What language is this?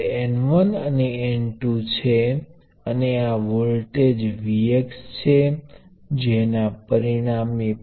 Gujarati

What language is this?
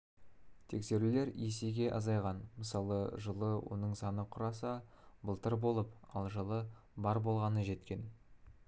Kazakh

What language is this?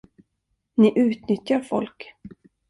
Swedish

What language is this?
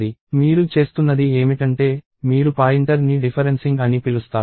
Telugu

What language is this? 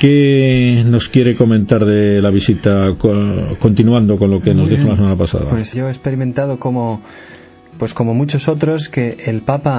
Spanish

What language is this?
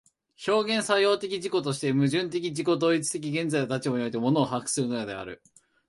Japanese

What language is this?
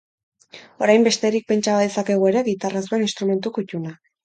Basque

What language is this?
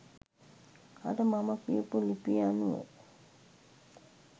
Sinhala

